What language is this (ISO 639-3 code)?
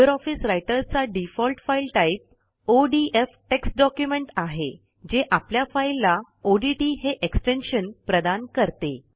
mar